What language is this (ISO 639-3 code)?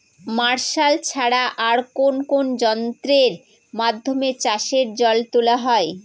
ben